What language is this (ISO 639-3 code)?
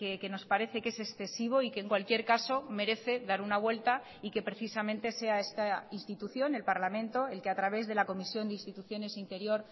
spa